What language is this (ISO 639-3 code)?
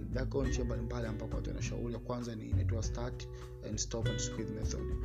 swa